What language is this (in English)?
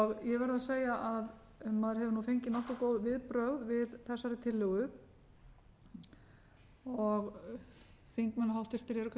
Icelandic